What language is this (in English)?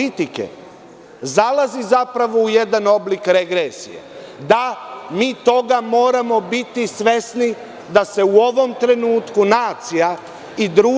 Serbian